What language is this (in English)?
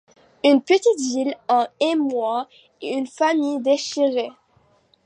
French